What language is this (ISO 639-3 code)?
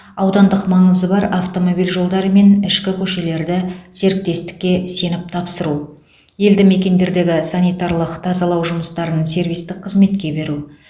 kaz